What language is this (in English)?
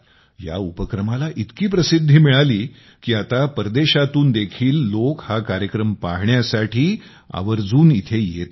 Marathi